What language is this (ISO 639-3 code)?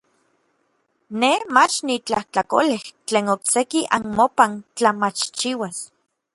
nlv